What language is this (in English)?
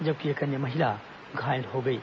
Hindi